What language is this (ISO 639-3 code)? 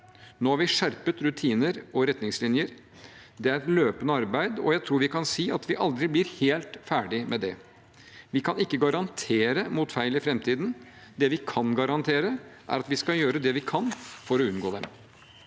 nor